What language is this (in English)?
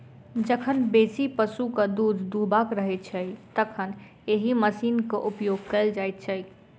Maithili